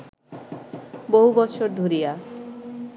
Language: Bangla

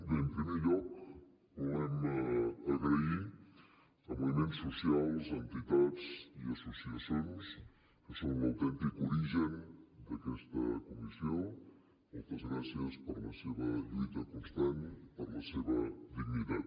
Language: Catalan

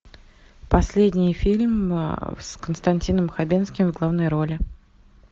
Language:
Russian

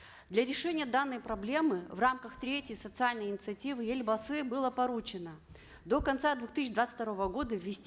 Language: Kazakh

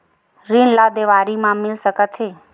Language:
Chhattisgarhi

